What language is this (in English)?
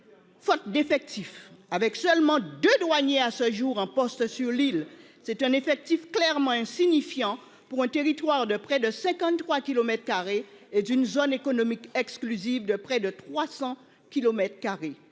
French